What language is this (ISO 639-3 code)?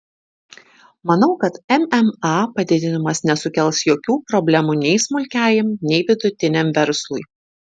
lit